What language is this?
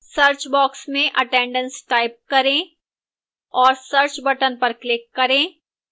Hindi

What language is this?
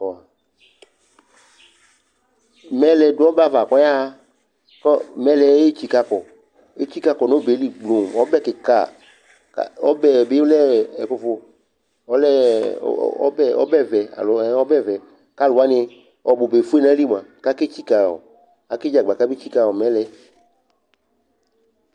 Ikposo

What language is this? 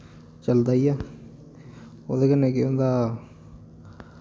Dogri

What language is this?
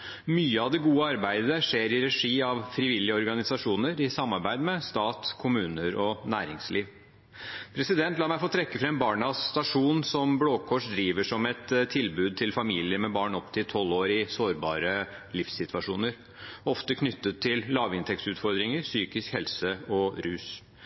Norwegian Bokmål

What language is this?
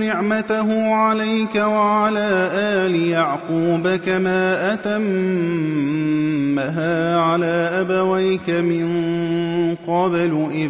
Arabic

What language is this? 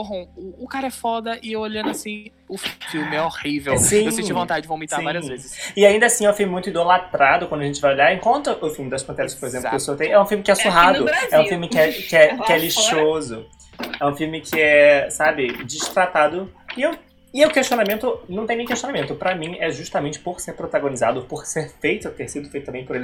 Portuguese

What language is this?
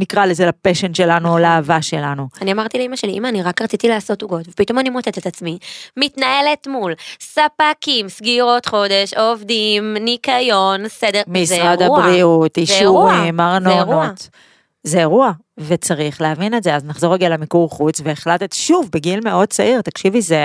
Hebrew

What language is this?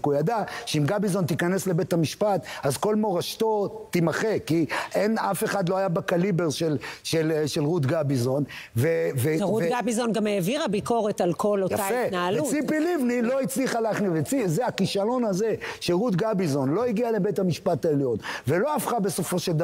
Hebrew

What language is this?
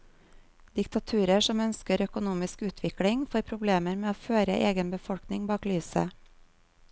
Norwegian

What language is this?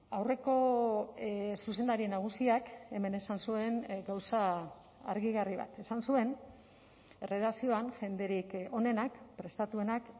Basque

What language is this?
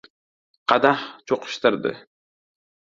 Uzbek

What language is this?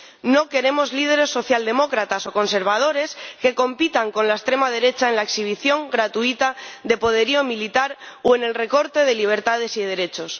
Spanish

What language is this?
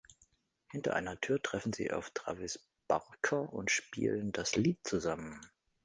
German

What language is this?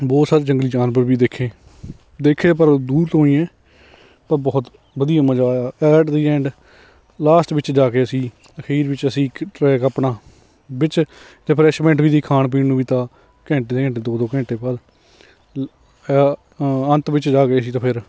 Punjabi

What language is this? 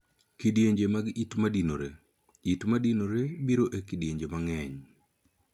Luo (Kenya and Tanzania)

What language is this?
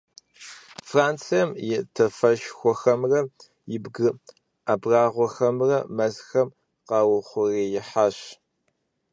Kabardian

